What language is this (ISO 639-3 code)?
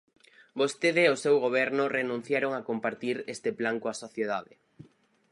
glg